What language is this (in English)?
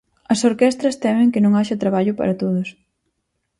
Galician